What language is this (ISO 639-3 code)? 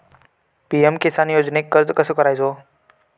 mar